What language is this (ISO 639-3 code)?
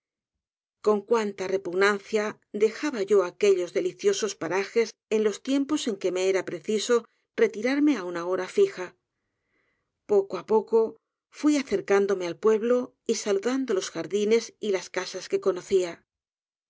spa